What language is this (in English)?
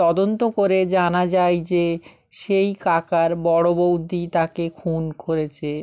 Bangla